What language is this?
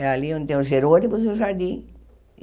Portuguese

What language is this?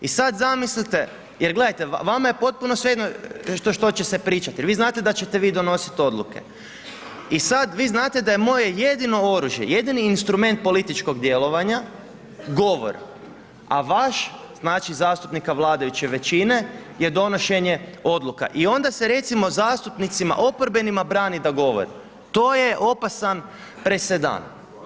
Croatian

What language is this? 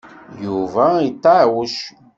Kabyle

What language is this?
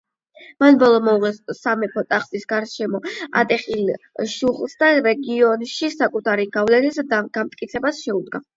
Georgian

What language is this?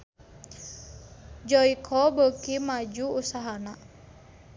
Sundanese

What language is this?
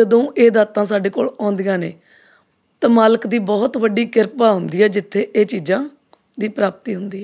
Punjabi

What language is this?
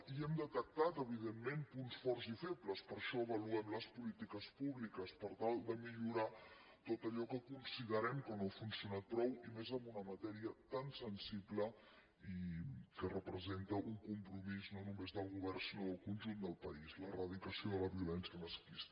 Catalan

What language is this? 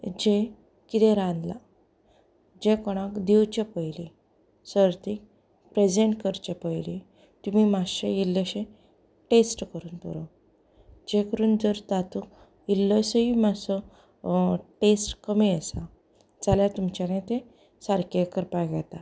Konkani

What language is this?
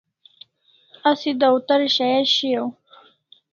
Kalasha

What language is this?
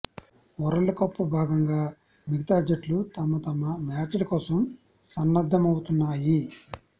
Telugu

